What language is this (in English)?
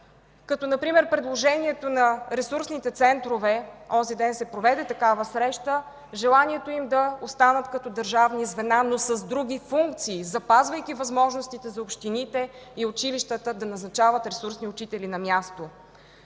Bulgarian